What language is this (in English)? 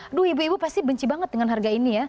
Indonesian